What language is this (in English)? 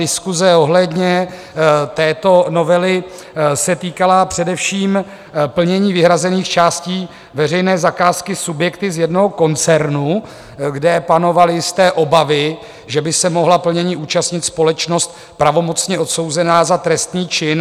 Czech